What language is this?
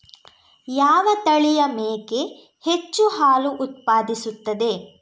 Kannada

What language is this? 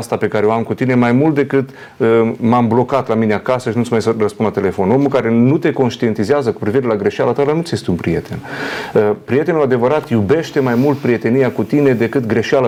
Romanian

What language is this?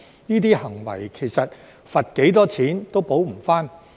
Cantonese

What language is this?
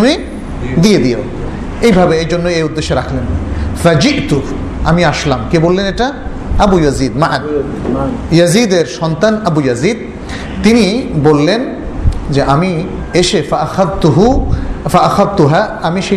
Bangla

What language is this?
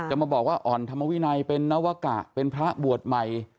Thai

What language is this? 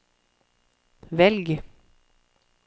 Norwegian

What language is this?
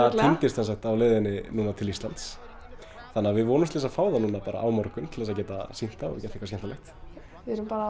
Icelandic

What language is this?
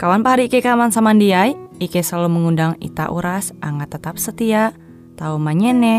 Indonesian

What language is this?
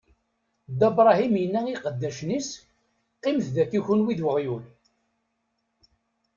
Kabyle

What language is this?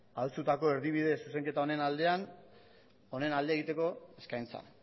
Basque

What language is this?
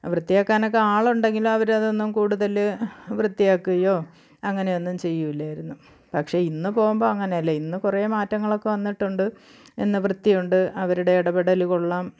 Malayalam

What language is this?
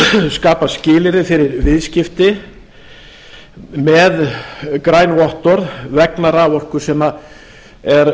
Icelandic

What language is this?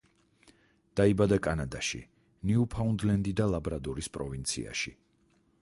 Georgian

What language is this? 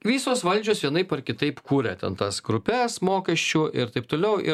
Lithuanian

